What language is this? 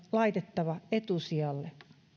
Finnish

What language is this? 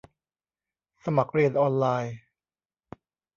Thai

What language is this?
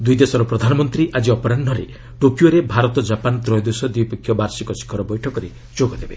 Odia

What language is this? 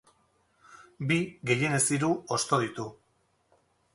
Basque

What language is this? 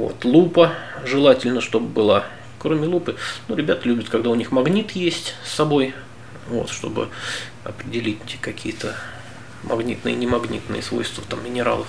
Russian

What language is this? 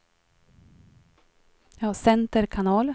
Swedish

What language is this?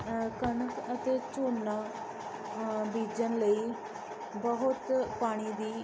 Punjabi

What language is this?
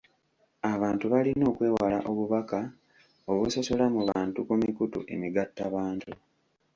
Ganda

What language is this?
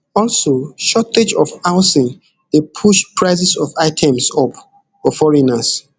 Nigerian Pidgin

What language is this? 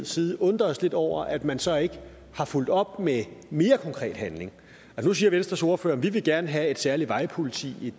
Danish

